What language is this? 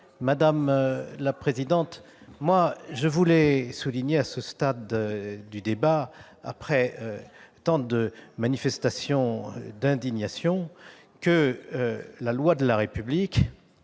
French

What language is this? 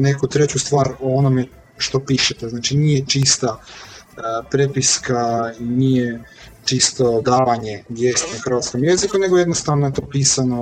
Croatian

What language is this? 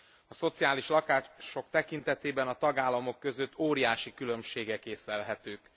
Hungarian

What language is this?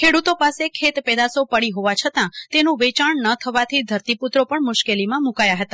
Gujarati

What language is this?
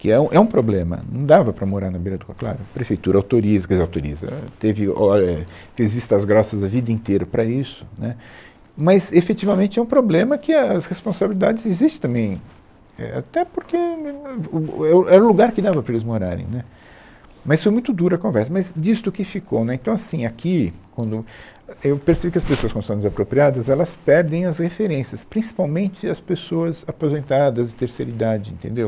Portuguese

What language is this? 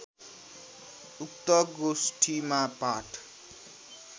Nepali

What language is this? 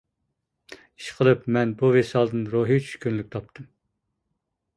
Uyghur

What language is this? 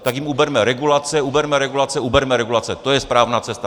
Czech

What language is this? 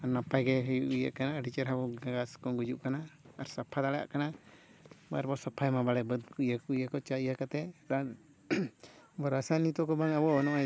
Santali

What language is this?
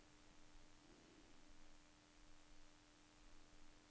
Norwegian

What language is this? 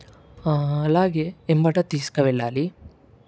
Telugu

